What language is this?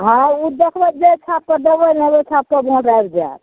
Maithili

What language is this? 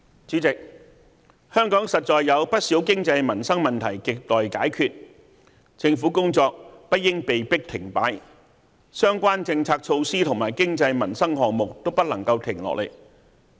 Cantonese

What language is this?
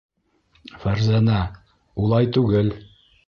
Bashkir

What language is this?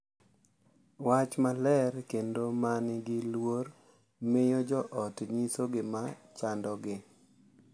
Luo (Kenya and Tanzania)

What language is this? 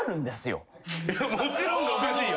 Japanese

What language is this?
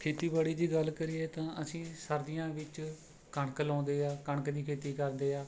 Punjabi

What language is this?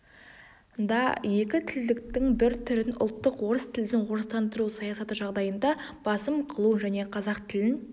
Kazakh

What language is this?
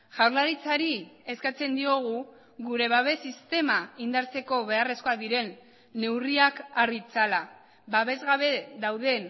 Basque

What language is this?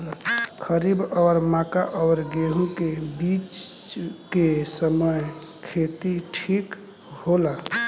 Bhojpuri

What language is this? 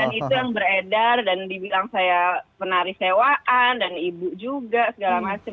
Indonesian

